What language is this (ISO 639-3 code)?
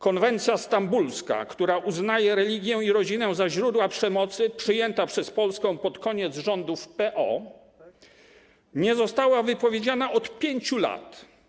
pol